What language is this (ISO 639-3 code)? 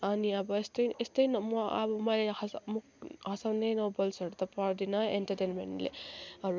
nep